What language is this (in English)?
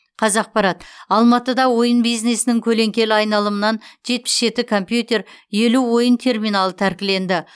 Kazakh